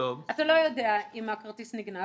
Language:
Hebrew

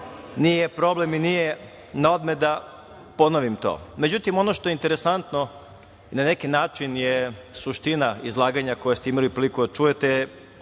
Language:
Serbian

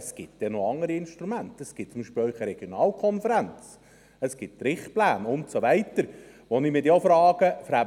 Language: Swiss German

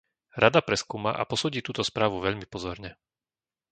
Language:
Slovak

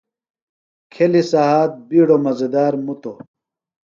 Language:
Phalura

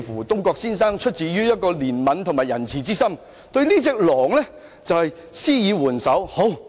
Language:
Cantonese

